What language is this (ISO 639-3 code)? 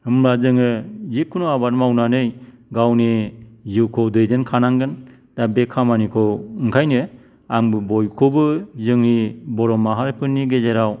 brx